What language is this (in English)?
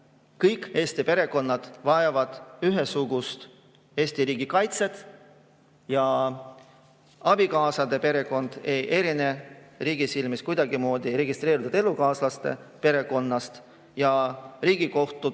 Estonian